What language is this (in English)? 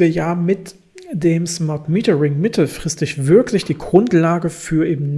German